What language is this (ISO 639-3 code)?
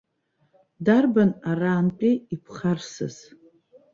abk